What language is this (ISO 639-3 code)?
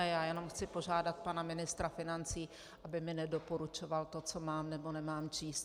ces